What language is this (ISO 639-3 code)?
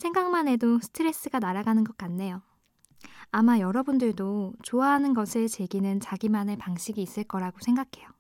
kor